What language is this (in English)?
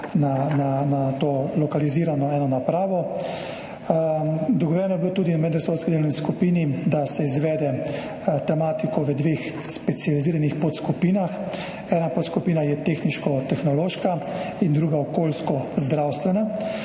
Slovenian